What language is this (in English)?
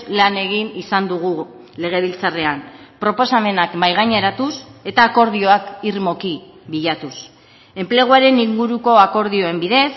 Basque